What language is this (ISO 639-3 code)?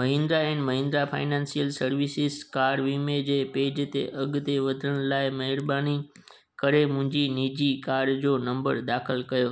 snd